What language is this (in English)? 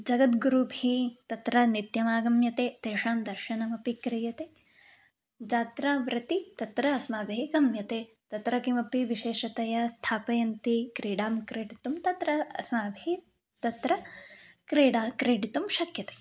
Sanskrit